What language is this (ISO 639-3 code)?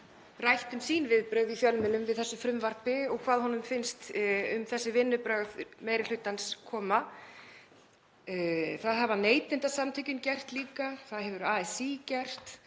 isl